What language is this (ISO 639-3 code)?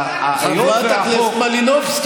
heb